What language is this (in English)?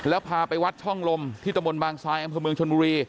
Thai